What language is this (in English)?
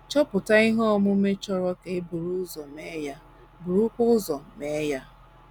Igbo